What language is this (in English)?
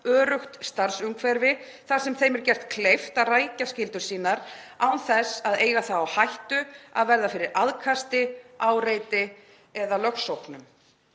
Icelandic